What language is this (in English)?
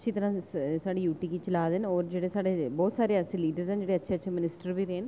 Dogri